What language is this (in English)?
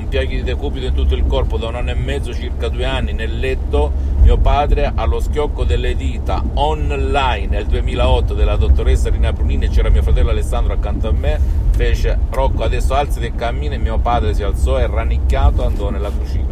Italian